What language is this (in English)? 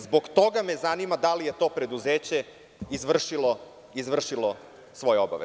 Serbian